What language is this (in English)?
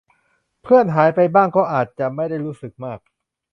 Thai